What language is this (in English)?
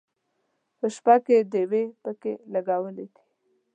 Pashto